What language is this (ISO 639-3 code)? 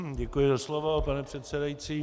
ces